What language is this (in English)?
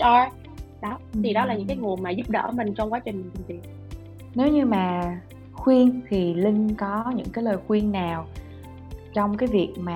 Vietnamese